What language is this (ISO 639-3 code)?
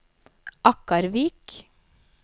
nor